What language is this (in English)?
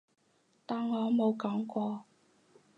Cantonese